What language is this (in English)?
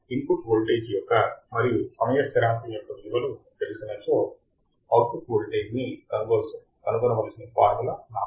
Telugu